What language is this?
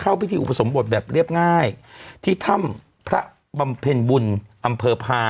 Thai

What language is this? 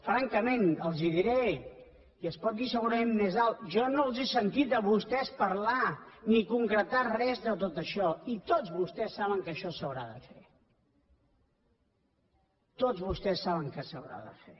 Catalan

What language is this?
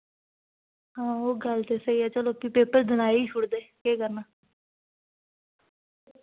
Dogri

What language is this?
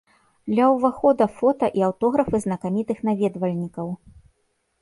Belarusian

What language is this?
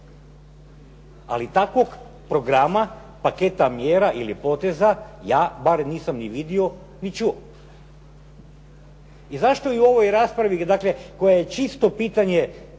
Croatian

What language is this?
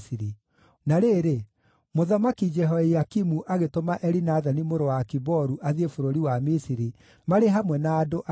Kikuyu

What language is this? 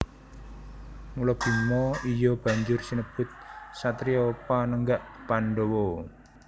Javanese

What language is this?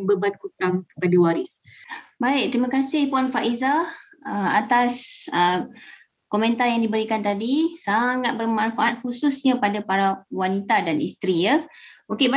Malay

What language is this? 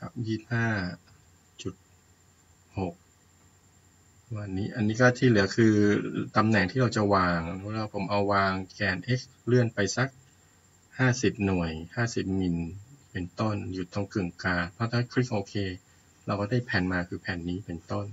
Thai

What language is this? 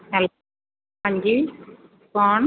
Punjabi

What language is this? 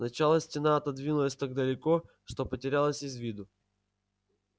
Russian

